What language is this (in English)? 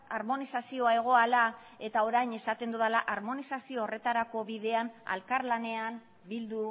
Basque